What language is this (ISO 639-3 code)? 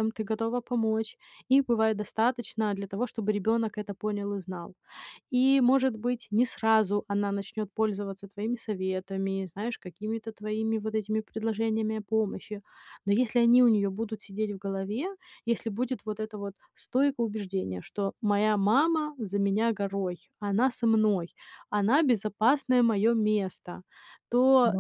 rus